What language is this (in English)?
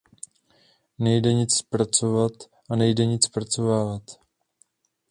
Czech